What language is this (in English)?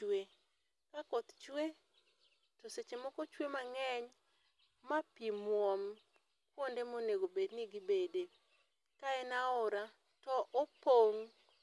Luo (Kenya and Tanzania)